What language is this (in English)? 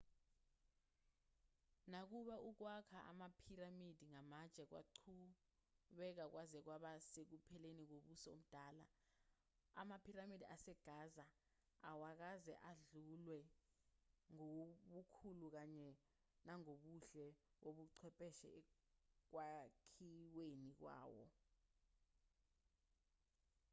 Zulu